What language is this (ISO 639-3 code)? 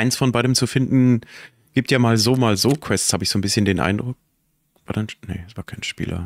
deu